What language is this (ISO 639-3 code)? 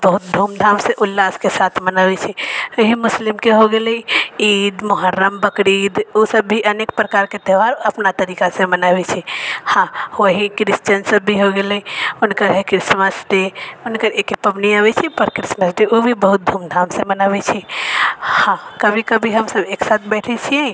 mai